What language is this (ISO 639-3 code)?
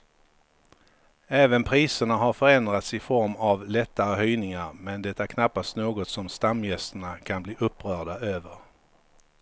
swe